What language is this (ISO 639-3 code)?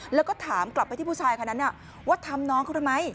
tha